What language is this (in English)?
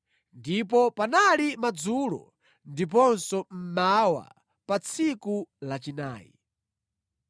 Nyanja